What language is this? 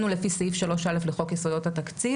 Hebrew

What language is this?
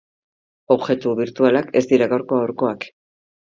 Basque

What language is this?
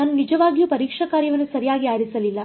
Kannada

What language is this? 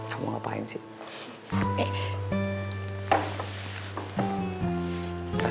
Indonesian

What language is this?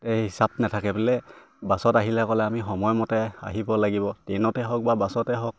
Assamese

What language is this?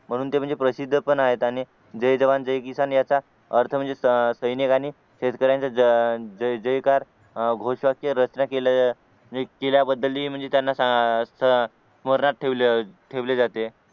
Marathi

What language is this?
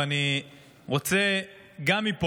Hebrew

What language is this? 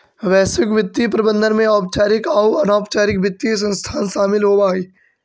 Magahi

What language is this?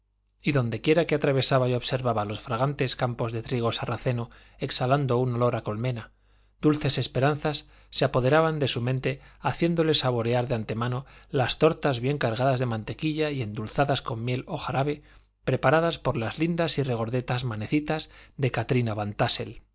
Spanish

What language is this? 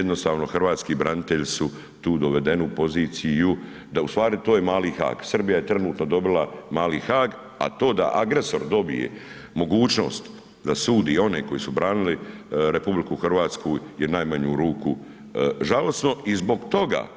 Croatian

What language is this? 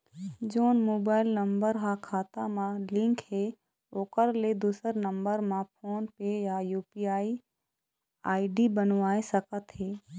Chhattisgarhi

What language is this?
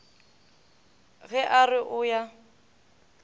Northern Sotho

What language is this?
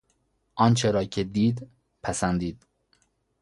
Persian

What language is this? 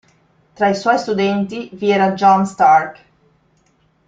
Italian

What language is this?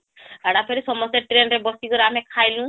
Odia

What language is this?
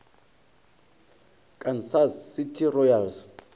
Northern Sotho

